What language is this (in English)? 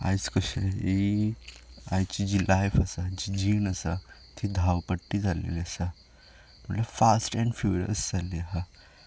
Konkani